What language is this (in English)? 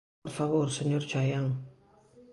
Galician